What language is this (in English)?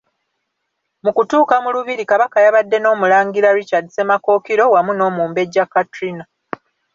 Ganda